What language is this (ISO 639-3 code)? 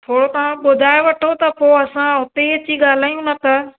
snd